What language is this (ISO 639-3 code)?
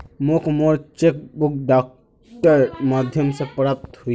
mag